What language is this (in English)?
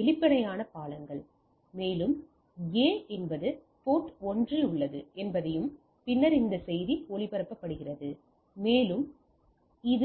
Tamil